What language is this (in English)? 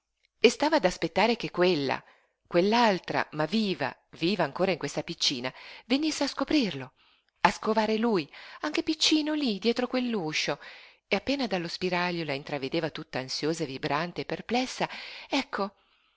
Italian